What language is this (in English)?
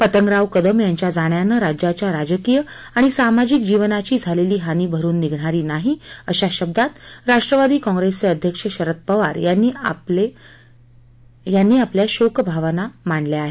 Marathi